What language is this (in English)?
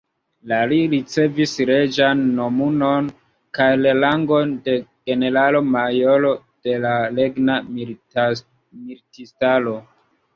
Esperanto